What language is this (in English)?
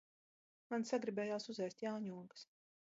Latvian